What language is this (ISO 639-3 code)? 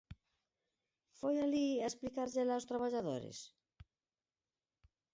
glg